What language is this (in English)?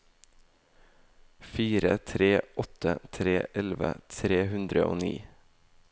Norwegian